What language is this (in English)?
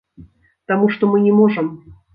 Belarusian